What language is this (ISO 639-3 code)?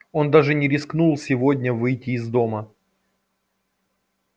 rus